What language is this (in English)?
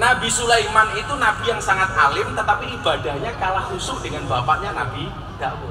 Indonesian